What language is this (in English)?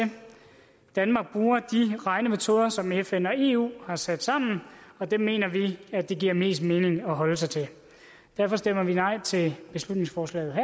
Danish